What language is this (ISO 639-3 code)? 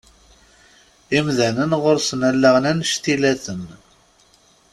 kab